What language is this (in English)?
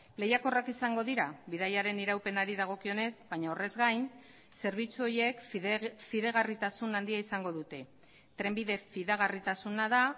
Basque